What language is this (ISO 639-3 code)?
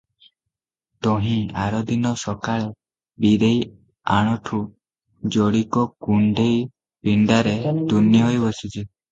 ori